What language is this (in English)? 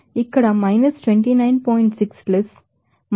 Telugu